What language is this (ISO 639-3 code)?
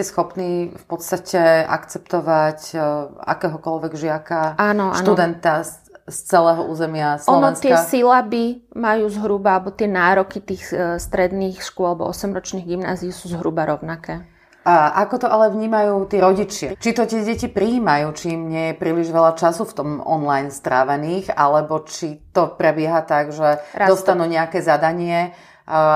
slk